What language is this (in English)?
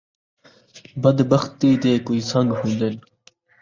Saraiki